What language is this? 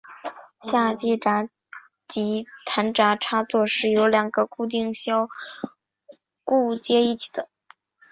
Chinese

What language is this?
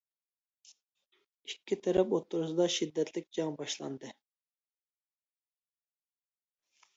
Uyghur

